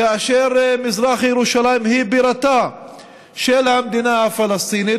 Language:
Hebrew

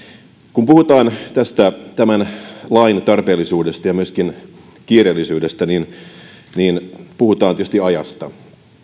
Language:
Finnish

